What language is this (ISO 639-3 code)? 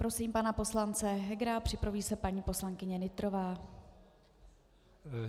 ces